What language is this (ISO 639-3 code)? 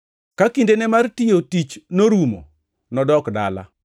luo